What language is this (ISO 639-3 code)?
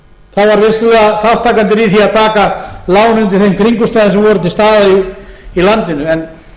isl